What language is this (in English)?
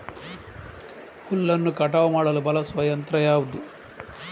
Kannada